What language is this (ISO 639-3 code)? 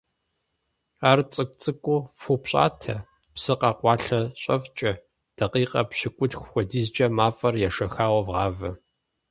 kbd